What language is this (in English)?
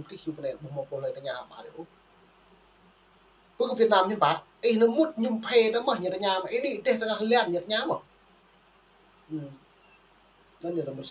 Vietnamese